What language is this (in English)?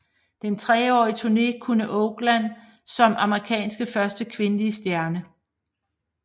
Danish